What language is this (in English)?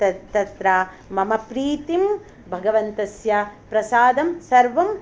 Sanskrit